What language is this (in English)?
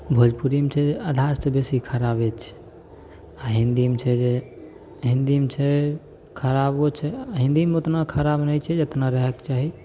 Maithili